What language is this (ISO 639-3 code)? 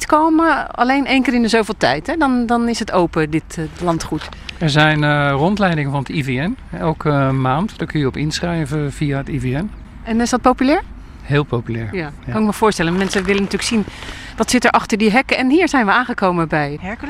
nld